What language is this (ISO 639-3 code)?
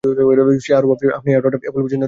ben